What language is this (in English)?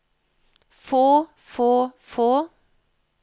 Norwegian